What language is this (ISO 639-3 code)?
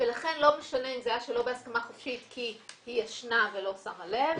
heb